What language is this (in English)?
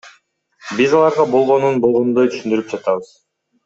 Kyrgyz